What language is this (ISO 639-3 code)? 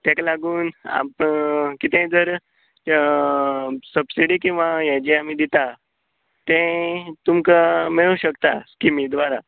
kok